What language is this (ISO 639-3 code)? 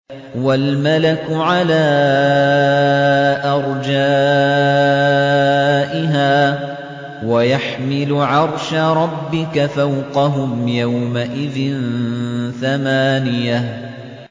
ara